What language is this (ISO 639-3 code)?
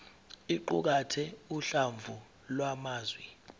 zul